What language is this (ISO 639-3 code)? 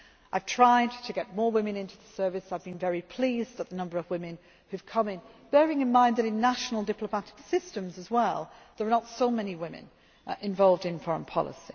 eng